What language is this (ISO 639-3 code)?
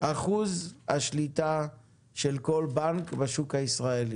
heb